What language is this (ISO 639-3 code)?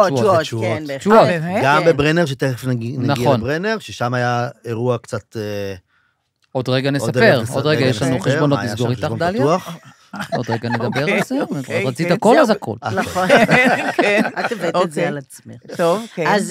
heb